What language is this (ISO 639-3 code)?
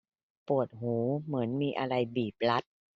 tha